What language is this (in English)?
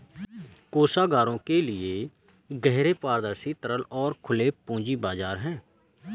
Hindi